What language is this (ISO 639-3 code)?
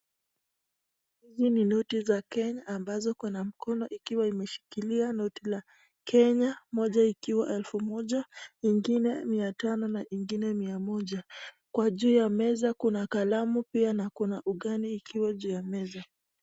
swa